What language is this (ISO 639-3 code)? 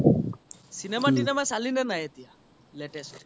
asm